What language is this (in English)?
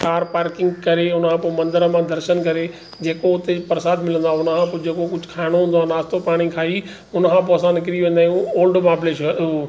Sindhi